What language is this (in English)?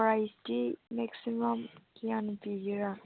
Manipuri